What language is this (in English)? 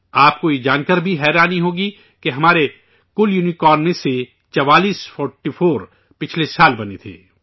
Urdu